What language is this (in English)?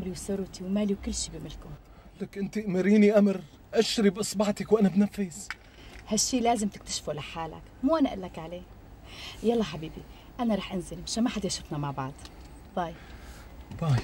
Arabic